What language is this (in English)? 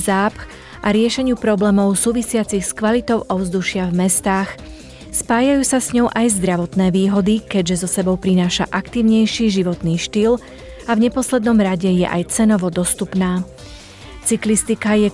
Slovak